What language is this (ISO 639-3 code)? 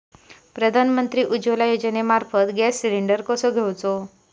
mar